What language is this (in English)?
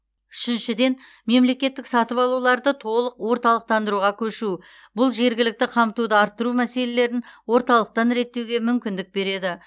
Kazakh